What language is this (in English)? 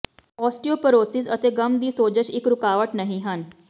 Punjabi